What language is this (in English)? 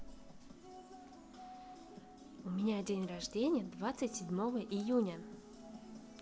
Russian